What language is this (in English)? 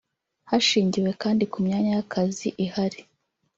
Kinyarwanda